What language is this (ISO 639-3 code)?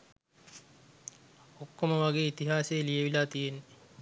sin